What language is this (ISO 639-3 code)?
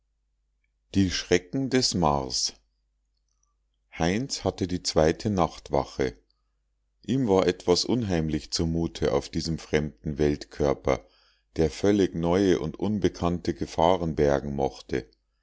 deu